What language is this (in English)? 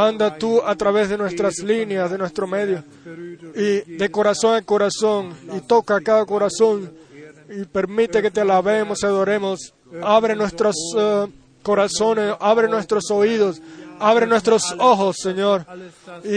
Spanish